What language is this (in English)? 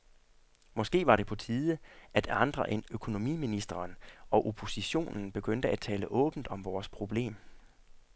Danish